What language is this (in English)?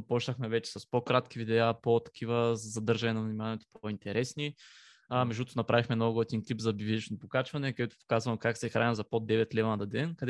Bulgarian